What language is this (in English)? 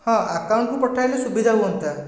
Odia